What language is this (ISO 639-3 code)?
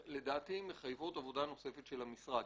heb